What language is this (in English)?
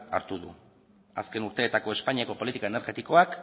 Basque